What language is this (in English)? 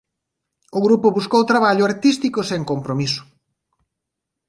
Galician